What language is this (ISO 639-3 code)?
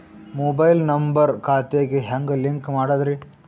kan